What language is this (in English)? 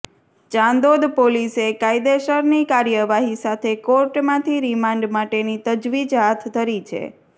Gujarati